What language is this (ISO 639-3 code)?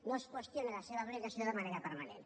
cat